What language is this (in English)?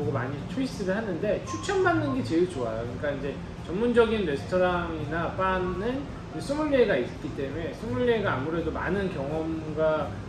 Korean